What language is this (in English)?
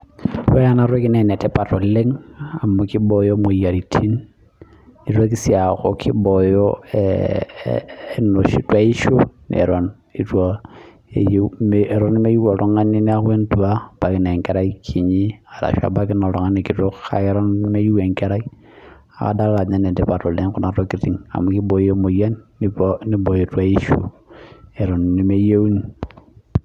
Masai